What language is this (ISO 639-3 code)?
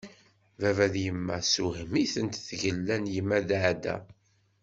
kab